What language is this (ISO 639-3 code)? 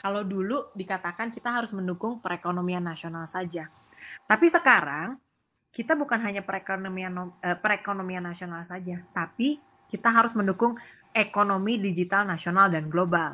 ind